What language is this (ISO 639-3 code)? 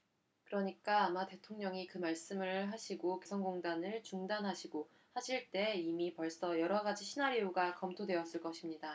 kor